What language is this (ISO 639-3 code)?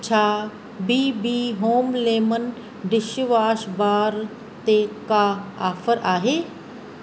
snd